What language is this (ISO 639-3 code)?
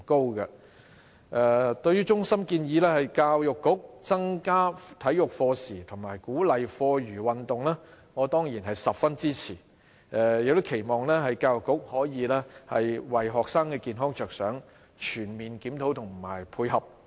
yue